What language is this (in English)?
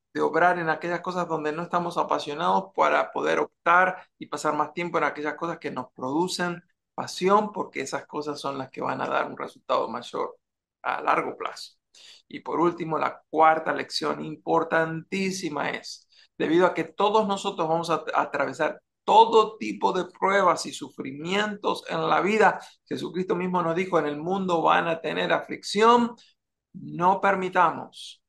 Spanish